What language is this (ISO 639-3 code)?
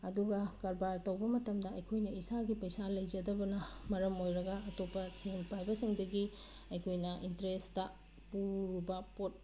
mni